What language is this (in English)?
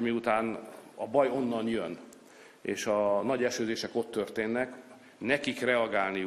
Hungarian